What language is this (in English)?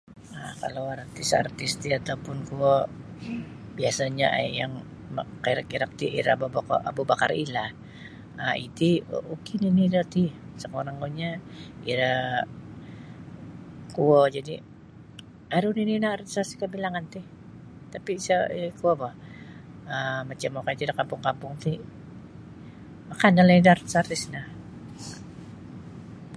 Sabah Bisaya